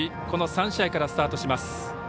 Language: Japanese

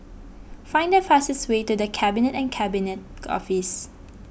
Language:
English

